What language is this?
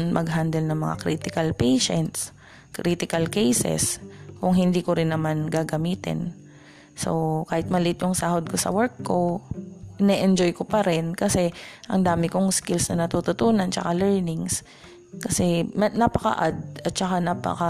Filipino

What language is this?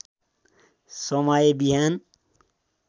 Nepali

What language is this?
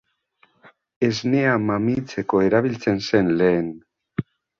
Basque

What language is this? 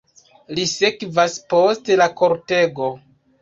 Esperanto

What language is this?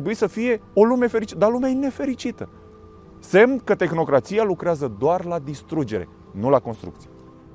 Romanian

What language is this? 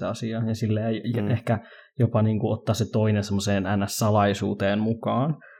Finnish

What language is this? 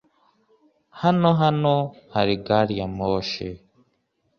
Kinyarwanda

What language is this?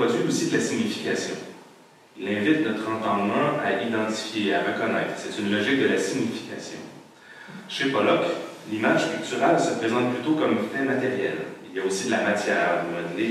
French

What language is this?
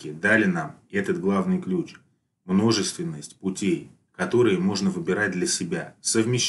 Russian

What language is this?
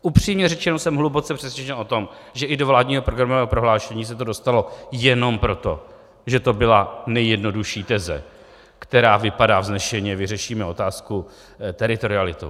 Czech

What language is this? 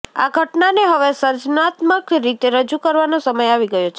Gujarati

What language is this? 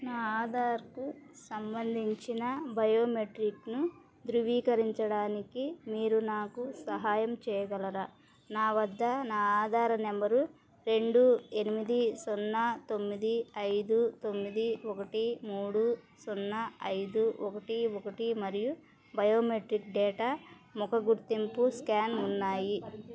Telugu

